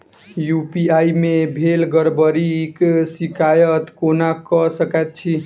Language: Maithili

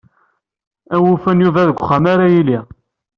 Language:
Kabyle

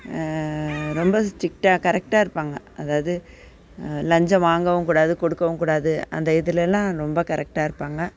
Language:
Tamil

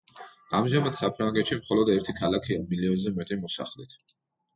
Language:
Georgian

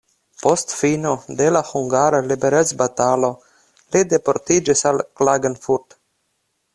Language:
Esperanto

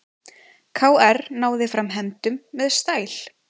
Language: Icelandic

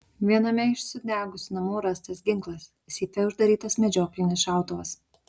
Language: Lithuanian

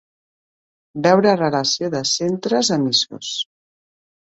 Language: Catalan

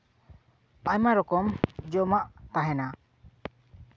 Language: Santali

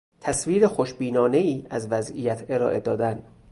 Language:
Persian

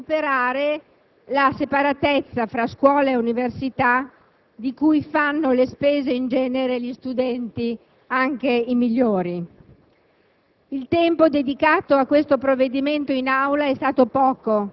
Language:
Italian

